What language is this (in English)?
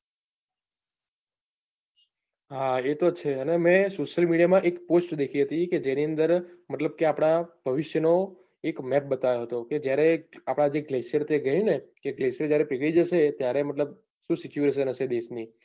Gujarati